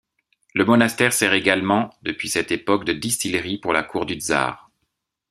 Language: French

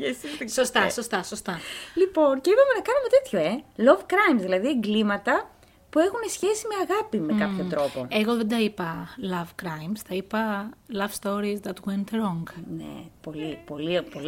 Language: Greek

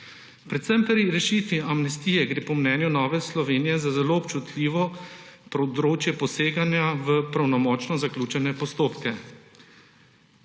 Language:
Slovenian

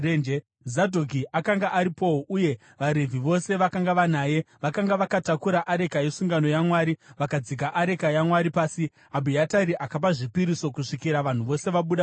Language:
Shona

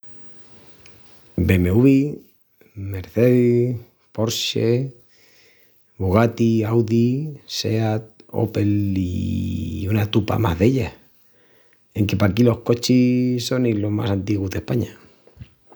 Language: Extremaduran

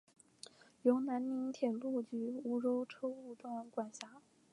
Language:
Chinese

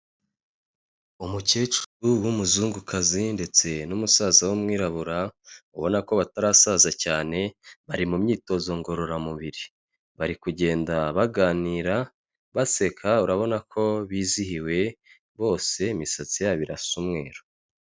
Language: Kinyarwanda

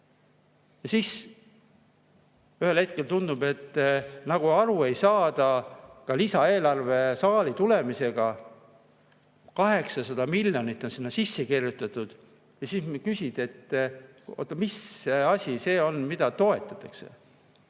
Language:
Estonian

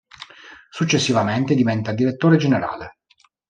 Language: Italian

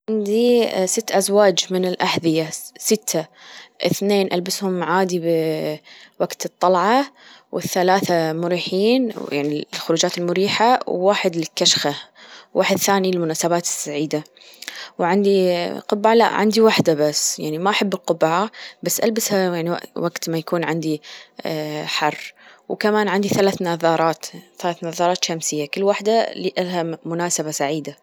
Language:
Gulf Arabic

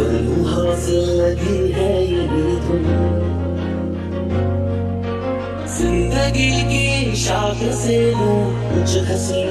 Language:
Arabic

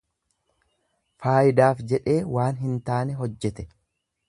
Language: Oromo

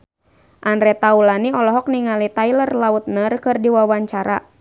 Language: Sundanese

